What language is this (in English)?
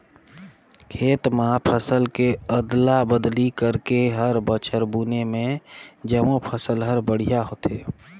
Chhattisgarhi